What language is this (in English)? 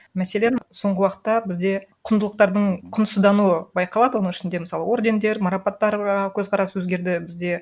Kazakh